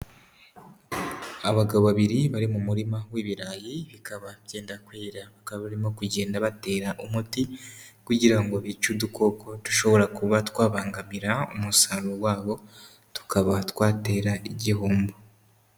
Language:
Kinyarwanda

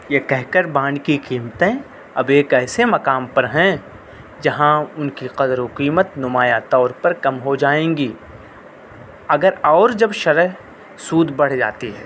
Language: Urdu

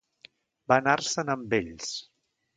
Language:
Catalan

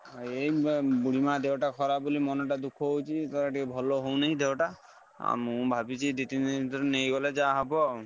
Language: Odia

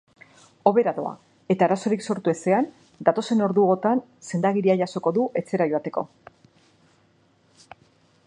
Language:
Basque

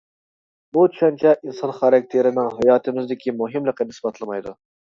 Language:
Uyghur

